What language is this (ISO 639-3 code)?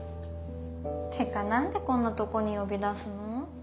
jpn